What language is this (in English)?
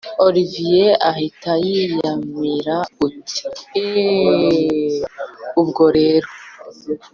Kinyarwanda